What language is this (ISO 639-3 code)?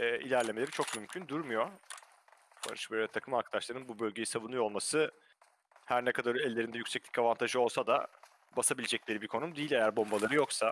tur